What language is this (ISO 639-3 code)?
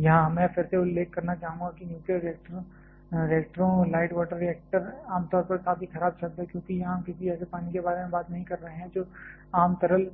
hin